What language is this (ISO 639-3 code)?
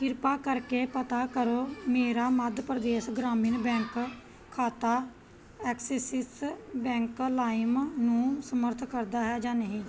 pan